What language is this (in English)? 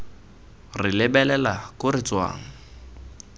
Tswana